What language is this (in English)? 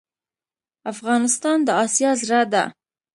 Pashto